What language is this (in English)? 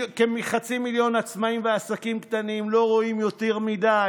Hebrew